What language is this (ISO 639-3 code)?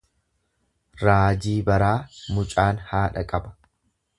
orm